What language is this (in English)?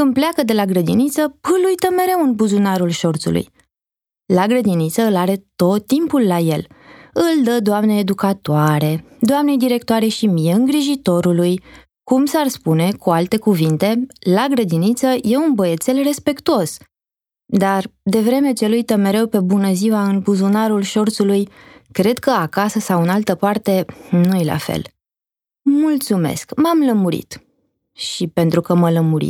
Romanian